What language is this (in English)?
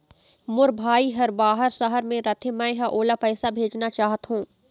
Chhattisgarhi